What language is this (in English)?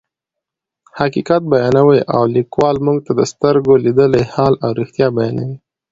Pashto